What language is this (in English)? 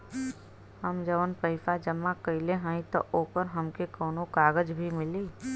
Bhojpuri